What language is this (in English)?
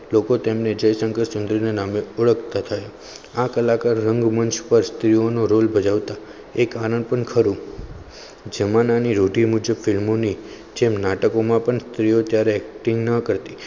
Gujarati